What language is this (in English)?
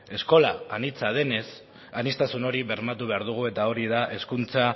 Basque